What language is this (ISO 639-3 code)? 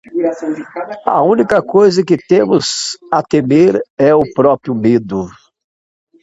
por